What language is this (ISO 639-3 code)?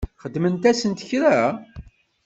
kab